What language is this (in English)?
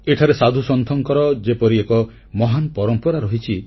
Odia